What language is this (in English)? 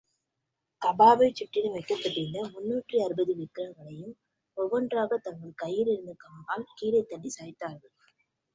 Tamil